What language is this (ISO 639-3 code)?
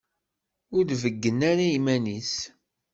kab